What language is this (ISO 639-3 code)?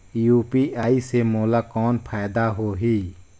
hne